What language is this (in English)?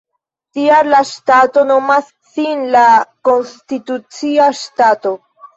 Esperanto